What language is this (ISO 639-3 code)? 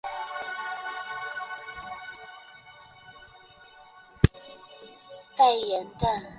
zho